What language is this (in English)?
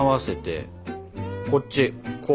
Japanese